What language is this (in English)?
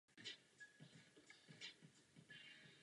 Czech